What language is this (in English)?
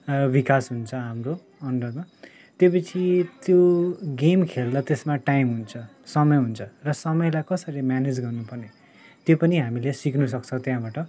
Nepali